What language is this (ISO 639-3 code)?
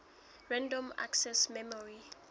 sot